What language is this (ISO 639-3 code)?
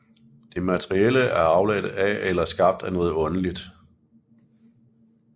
dan